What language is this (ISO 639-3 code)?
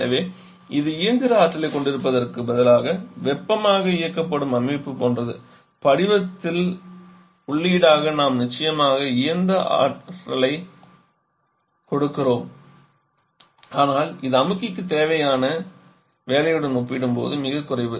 tam